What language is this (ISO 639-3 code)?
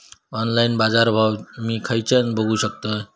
mar